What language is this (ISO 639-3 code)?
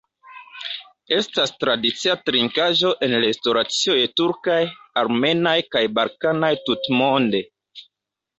epo